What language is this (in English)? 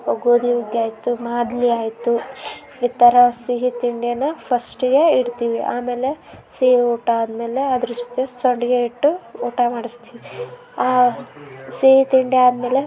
Kannada